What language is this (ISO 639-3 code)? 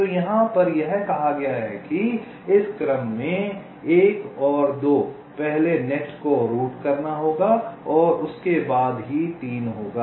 hin